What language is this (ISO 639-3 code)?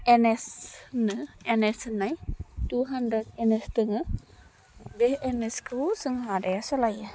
brx